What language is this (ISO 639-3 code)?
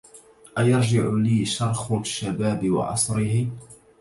ara